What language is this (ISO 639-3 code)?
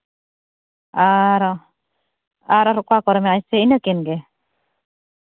sat